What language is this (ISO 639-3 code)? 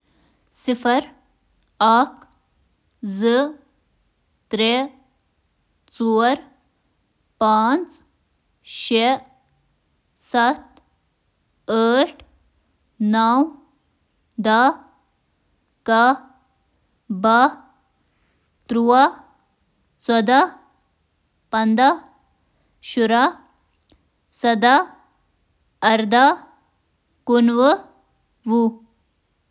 kas